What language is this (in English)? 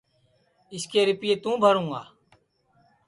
Sansi